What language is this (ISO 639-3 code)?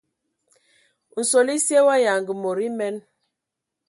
ewo